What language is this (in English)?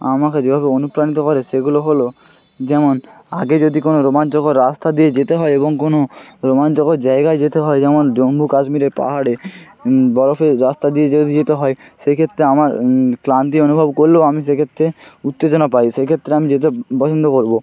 Bangla